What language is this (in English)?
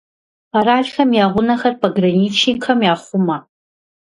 Kabardian